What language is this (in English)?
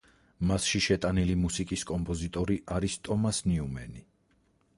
Georgian